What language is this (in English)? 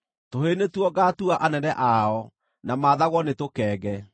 Kikuyu